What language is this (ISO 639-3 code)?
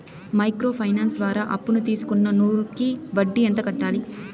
tel